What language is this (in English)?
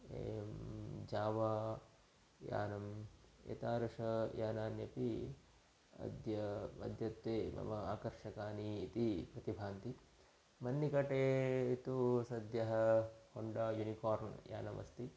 Sanskrit